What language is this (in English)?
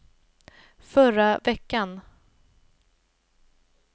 Swedish